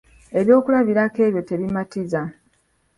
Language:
Ganda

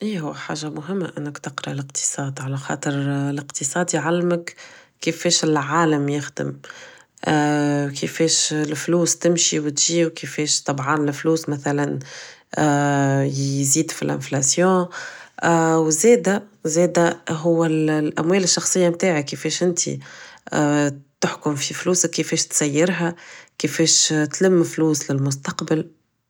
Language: Tunisian Arabic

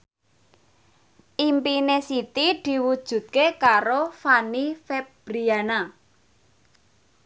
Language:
Javanese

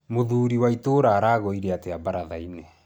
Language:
Kikuyu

